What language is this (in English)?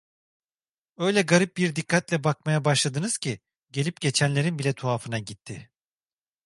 Turkish